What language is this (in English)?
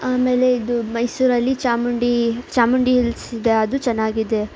Kannada